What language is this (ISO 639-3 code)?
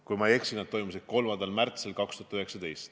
est